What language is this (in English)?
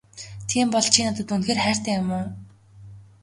Mongolian